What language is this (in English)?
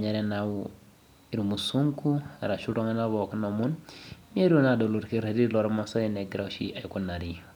Masai